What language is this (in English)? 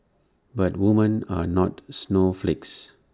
English